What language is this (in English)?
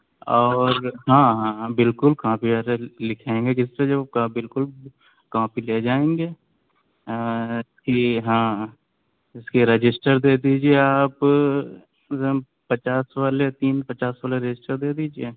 Urdu